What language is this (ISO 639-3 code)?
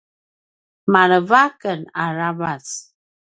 pwn